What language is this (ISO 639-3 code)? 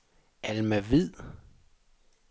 dan